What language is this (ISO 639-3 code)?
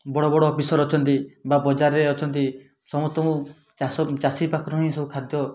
ori